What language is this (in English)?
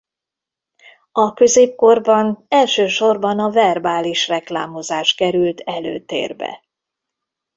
Hungarian